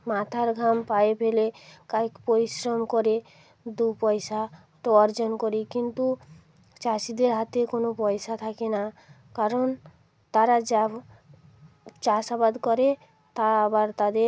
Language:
Bangla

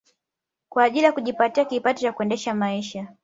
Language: Swahili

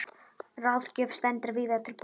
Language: Icelandic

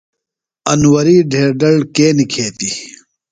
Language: Phalura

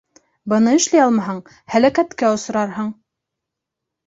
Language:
Bashkir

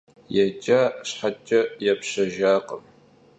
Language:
Kabardian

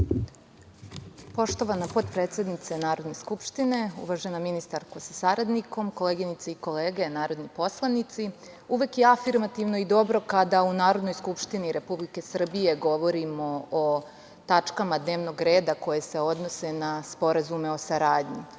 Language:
Serbian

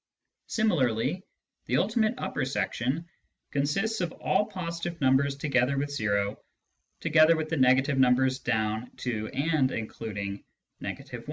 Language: English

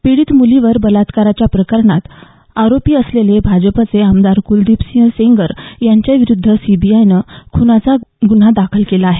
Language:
Marathi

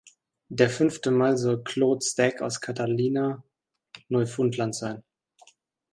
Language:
German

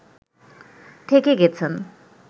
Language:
Bangla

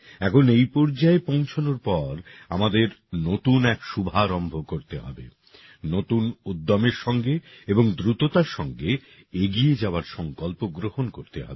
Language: Bangla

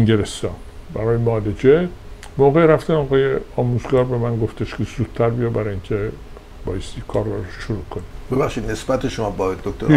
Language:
Persian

